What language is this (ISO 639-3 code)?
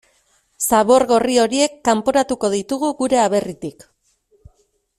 eus